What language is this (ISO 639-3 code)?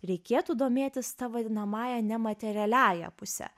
lit